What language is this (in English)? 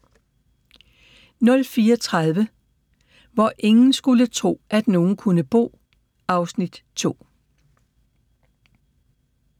Danish